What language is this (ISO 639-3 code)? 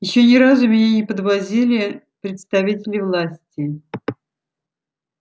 rus